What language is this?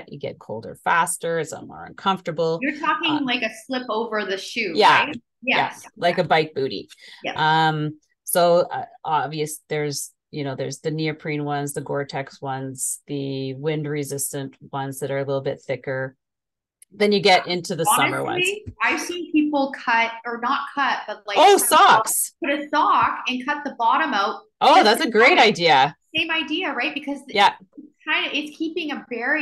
English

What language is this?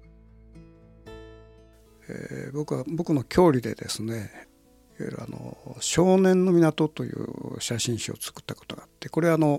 Japanese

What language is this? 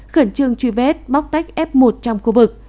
Vietnamese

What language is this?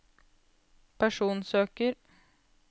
Norwegian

